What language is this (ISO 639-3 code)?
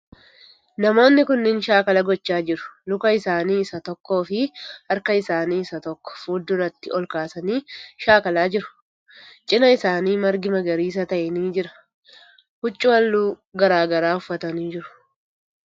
orm